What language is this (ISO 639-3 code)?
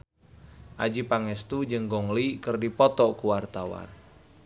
sun